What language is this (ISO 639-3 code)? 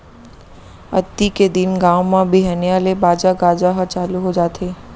hne